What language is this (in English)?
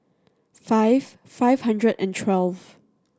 English